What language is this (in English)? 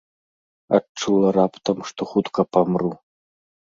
Belarusian